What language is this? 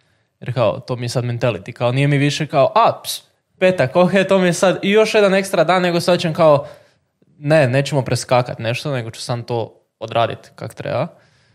Croatian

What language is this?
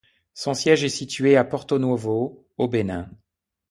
French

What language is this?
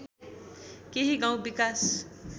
Nepali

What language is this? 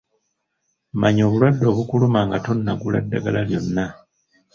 Ganda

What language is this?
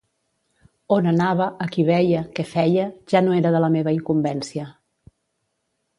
Catalan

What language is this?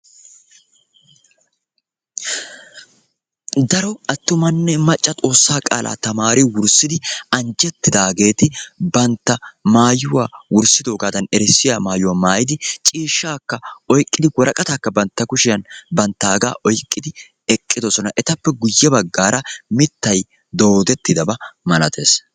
Wolaytta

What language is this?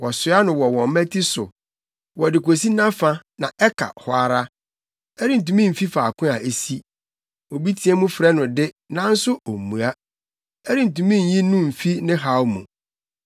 Akan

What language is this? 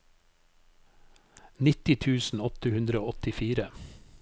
Norwegian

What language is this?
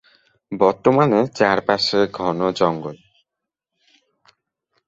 Bangla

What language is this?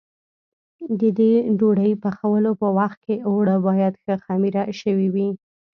Pashto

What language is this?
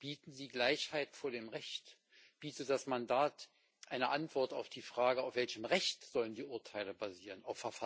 German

